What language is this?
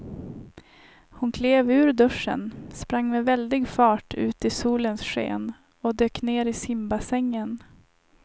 Swedish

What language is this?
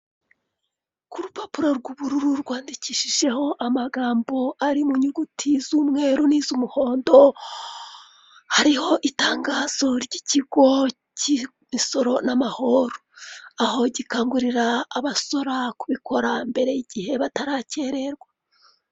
Kinyarwanda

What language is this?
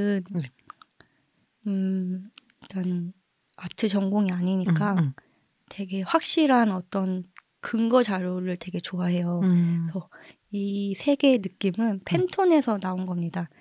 Korean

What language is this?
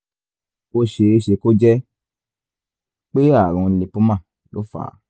Yoruba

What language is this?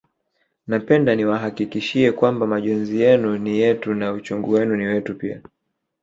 Swahili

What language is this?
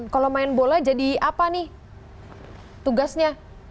Indonesian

